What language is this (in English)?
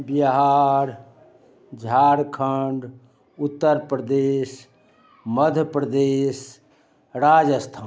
Maithili